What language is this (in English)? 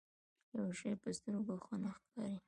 Pashto